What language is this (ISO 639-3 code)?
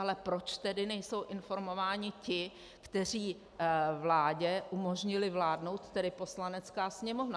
ces